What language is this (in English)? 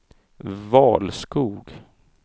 Swedish